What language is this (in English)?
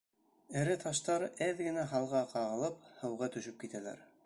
Bashkir